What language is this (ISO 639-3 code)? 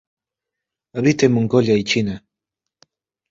spa